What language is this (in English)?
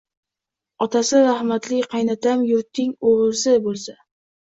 Uzbek